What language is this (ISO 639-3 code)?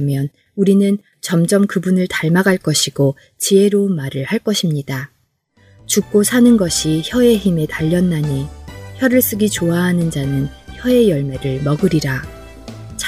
kor